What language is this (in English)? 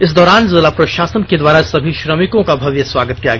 Hindi